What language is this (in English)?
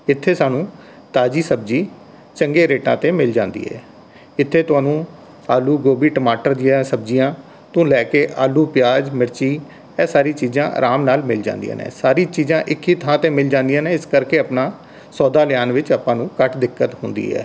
Punjabi